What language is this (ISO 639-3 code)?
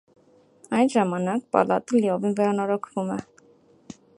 hye